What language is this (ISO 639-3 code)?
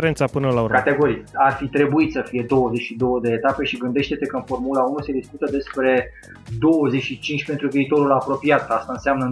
ron